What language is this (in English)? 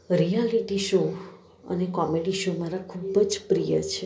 Gujarati